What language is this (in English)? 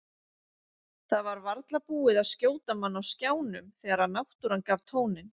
Icelandic